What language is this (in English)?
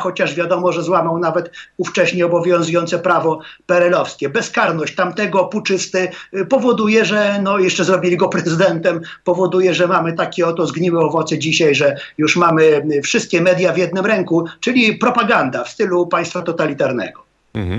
Polish